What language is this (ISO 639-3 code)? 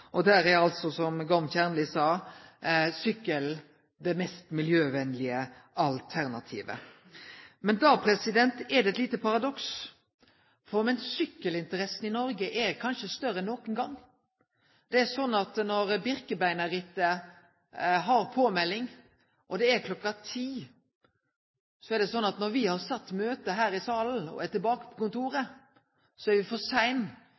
nno